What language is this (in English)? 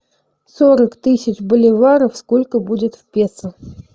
Russian